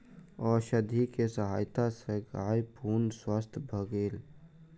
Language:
Maithili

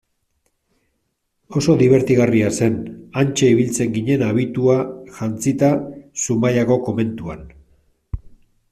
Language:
Basque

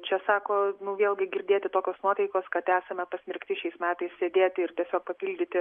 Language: Lithuanian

